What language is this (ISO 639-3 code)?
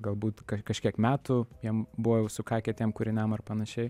lit